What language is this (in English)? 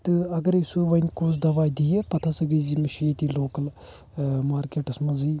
Kashmiri